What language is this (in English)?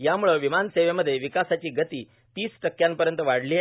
Marathi